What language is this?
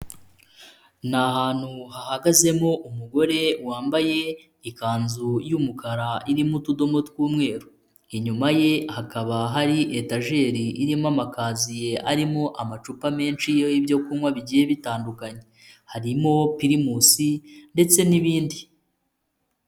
Kinyarwanda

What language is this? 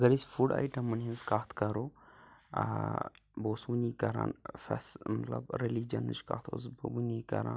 Kashmiri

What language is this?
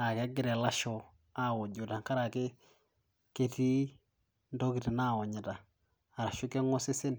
Masai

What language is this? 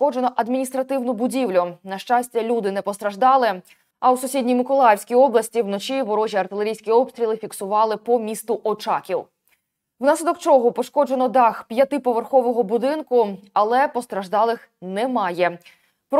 Ukrainian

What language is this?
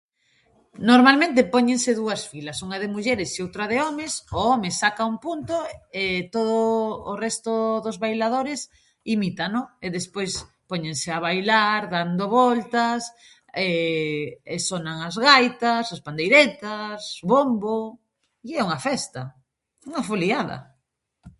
Galician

